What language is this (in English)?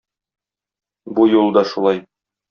Tatar